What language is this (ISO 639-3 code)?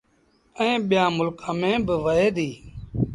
sbn